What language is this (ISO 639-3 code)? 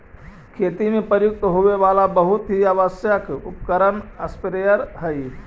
mag